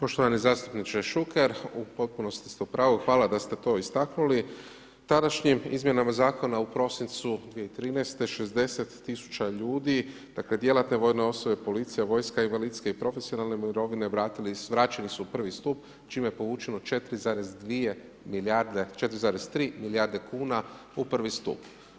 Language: Croatian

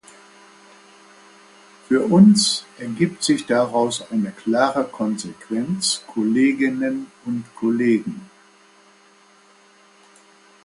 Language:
German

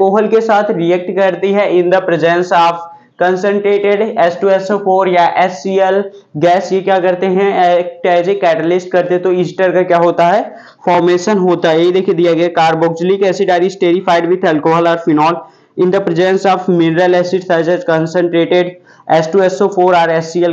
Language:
Hindi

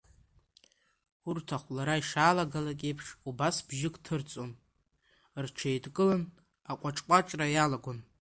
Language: Abkhazian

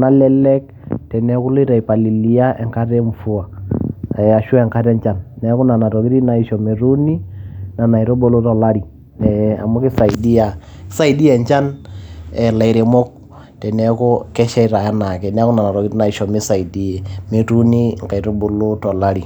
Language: Masai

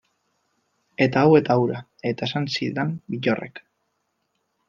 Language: Basque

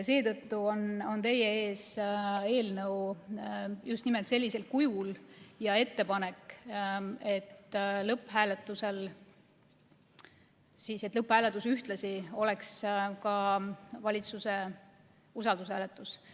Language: Estonian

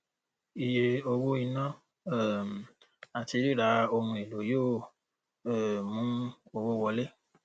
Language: Yoruba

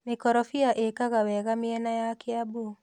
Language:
Kikuyu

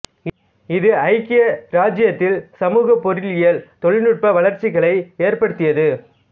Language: Tamil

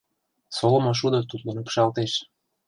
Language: Mari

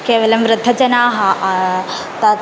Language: Sanskrit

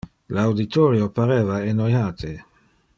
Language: Interlingua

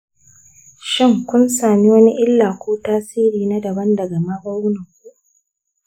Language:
Hausa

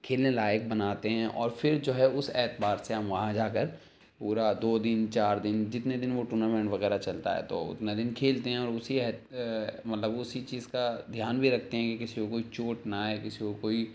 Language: Urdu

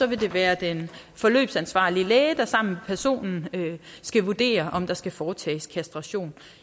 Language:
Danish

